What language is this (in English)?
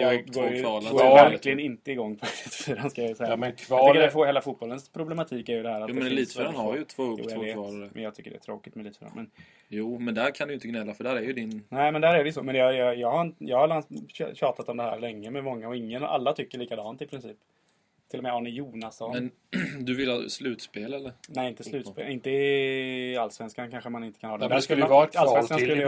Swedish